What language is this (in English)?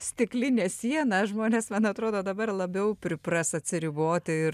Lithuanian